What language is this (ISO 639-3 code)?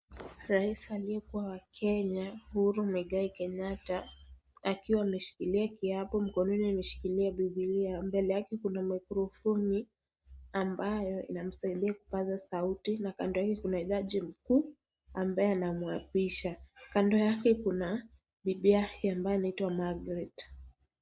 swa